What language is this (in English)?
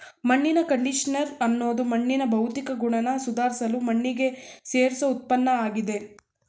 Kannada